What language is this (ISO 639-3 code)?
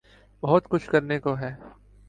urd